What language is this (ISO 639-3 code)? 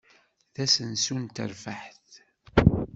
kab